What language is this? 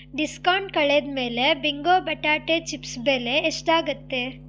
Kannada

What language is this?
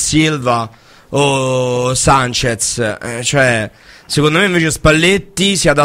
Italian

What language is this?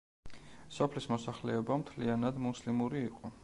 Georgian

